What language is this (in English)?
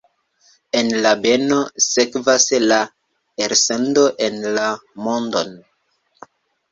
Esperanto